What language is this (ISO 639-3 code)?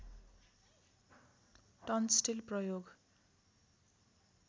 nep